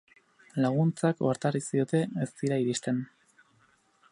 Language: Basque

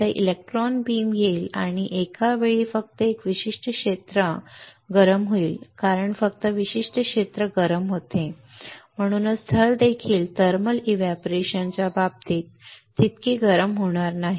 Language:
Marathi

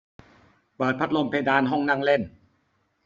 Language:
Thai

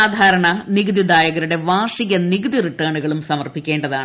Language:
Malayalam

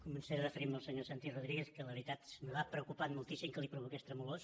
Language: Catalan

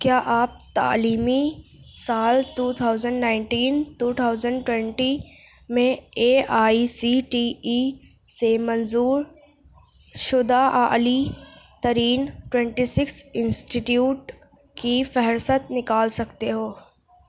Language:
Urdu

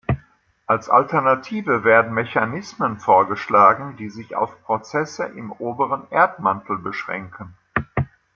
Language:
German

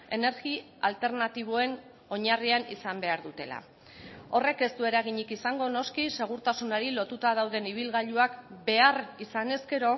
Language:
Basque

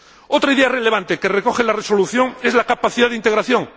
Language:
Spanish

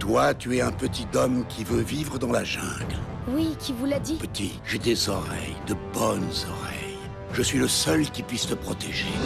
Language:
French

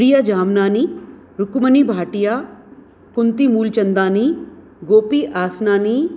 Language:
Sindhi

